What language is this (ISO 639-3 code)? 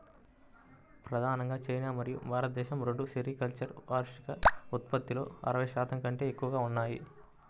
tel